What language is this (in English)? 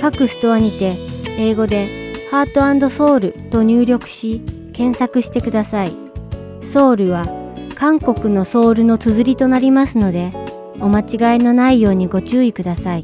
Japanese